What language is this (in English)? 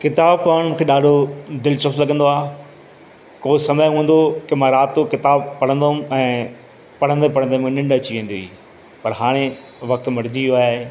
Sindhi